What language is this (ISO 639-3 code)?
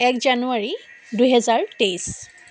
asm